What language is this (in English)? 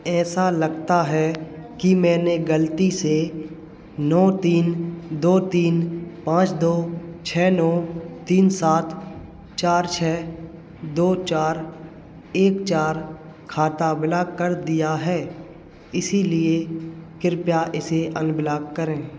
Hindi